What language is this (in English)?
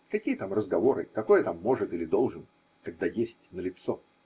Russian